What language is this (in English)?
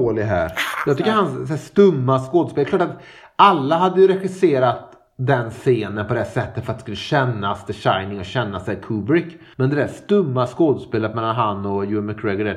Swedish